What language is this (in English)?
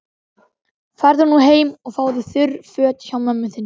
Icelandic